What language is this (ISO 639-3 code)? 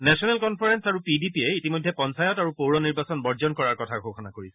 asm